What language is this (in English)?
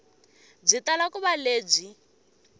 Tsonga